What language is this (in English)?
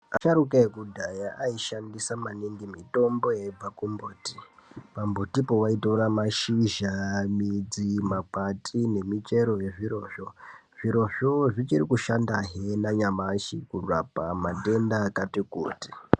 Ndau